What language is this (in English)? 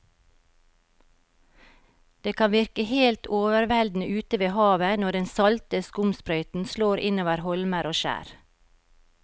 Norwegian